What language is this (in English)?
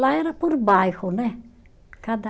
Portuguese